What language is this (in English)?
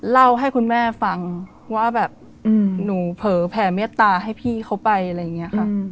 Thai